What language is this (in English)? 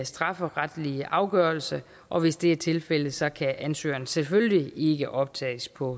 Danish